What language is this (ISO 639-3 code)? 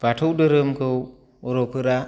brx